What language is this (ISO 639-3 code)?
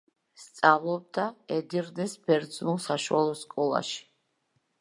kat